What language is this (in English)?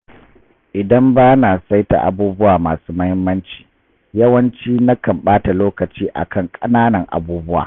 Hausa